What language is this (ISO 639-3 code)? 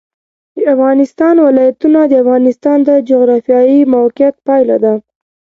pus